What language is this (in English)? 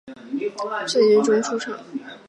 Chinese